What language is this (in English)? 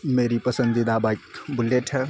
Urdu